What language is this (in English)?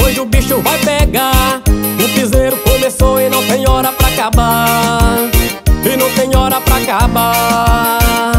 Portuguese